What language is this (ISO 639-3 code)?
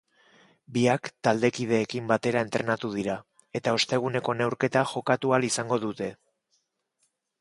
eus